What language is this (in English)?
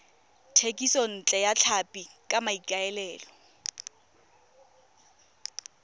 Tswana